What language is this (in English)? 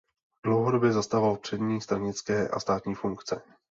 Czech